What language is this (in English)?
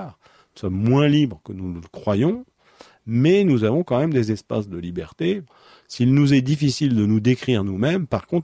French